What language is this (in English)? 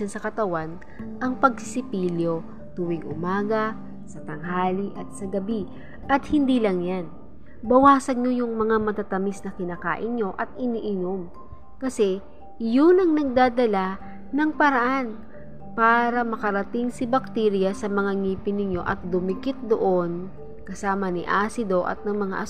Filipino